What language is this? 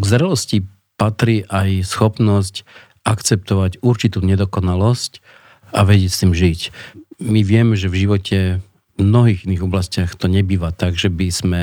Slovak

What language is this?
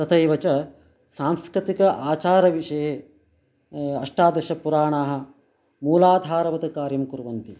Sanskrit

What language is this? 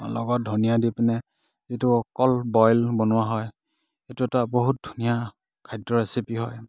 Assamese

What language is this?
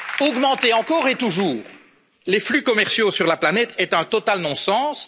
French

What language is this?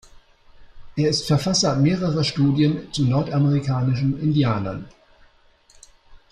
German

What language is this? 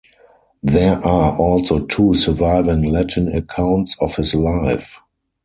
English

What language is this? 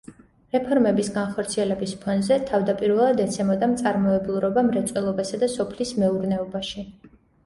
Georgian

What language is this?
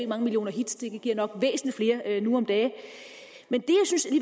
Danish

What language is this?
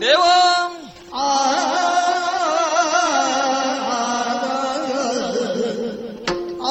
Kannada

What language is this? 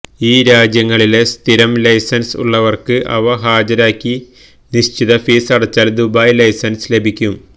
Malayalam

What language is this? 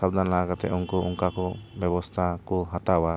Santali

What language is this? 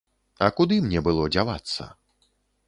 Belarusian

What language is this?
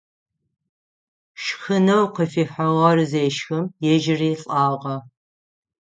Adyghe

